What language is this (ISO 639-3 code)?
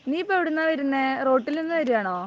mal